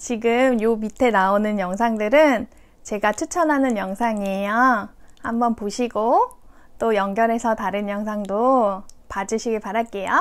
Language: Korean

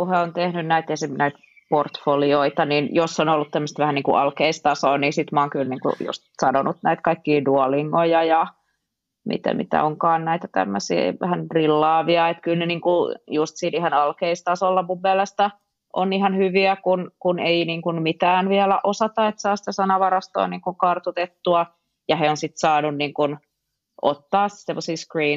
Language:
Finnish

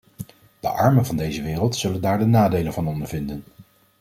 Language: Dutch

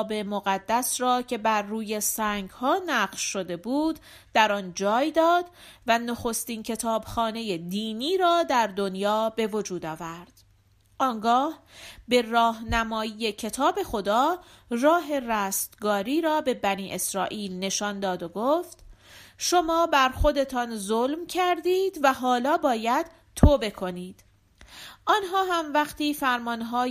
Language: Persian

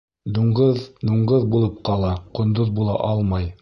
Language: Bashkir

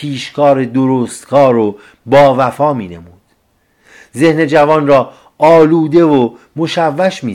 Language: Persian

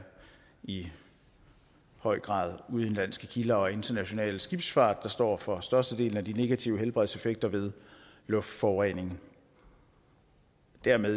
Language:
Danish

